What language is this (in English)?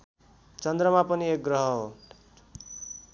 Nepali